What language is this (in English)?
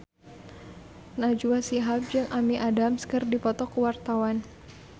Sundanese